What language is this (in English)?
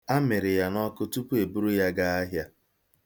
Igbo